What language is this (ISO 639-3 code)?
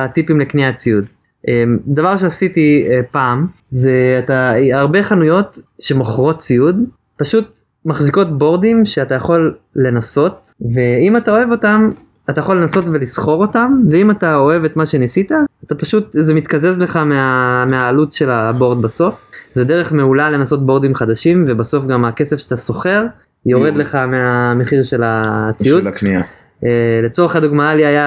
heb